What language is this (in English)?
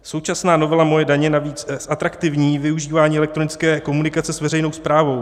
Czech